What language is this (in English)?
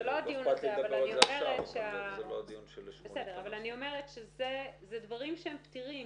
Hebrew